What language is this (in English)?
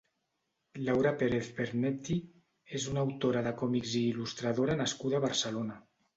Catalan